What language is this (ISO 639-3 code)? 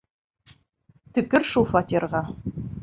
bak